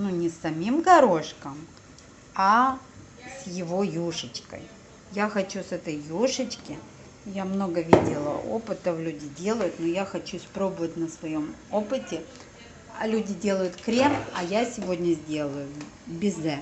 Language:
Russian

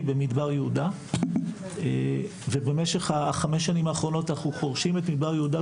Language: Hebrew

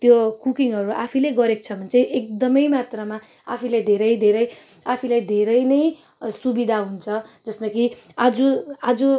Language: Nepali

